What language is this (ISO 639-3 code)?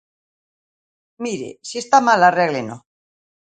glg